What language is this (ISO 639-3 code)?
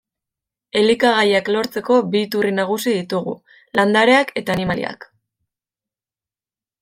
eus